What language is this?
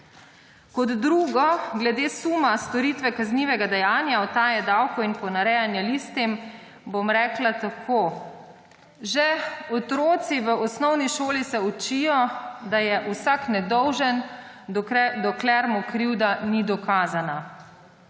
Slovenian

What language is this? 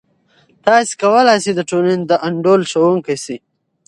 Pashto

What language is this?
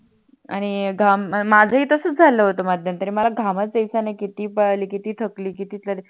Marathi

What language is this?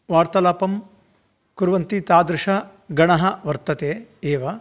Sanskrit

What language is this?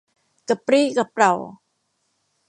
Thai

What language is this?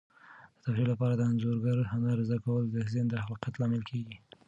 Pashto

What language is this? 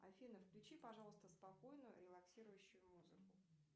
Russian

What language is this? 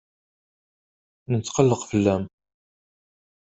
Kabyle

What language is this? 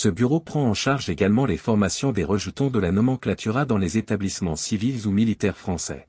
French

